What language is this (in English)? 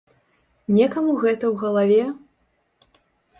Belarusian